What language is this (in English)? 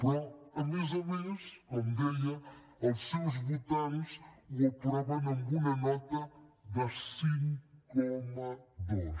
Catalan